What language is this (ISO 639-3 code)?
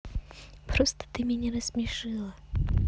rus